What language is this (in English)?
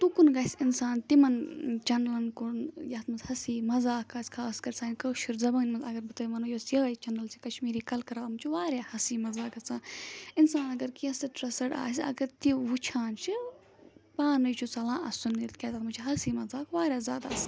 Kashmiri